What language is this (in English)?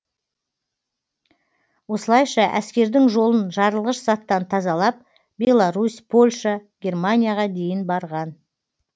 Kazakh